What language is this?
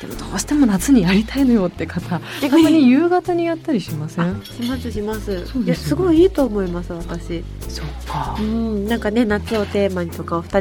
Japanese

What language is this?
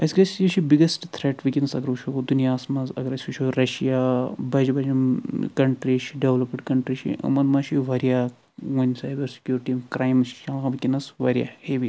Kashmiri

